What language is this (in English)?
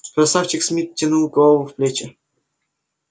Russian